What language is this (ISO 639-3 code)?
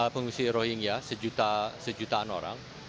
ind